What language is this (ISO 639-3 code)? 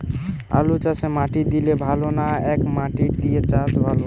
ben